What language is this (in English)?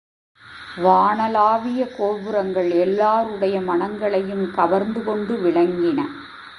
Tamil